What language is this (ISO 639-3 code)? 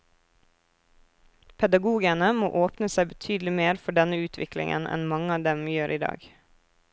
nor